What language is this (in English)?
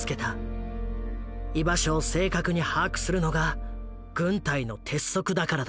Japanese